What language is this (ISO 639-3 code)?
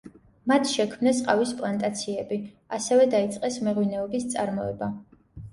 kat